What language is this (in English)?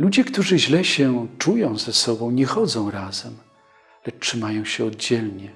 Polish